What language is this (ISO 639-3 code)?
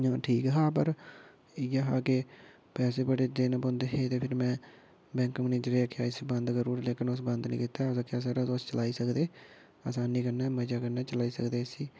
doi